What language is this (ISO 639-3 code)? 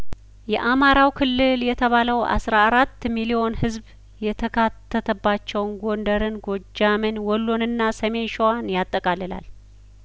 amh